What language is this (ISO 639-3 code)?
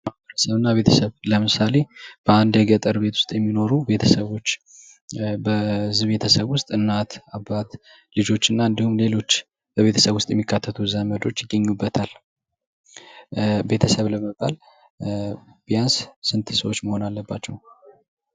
amh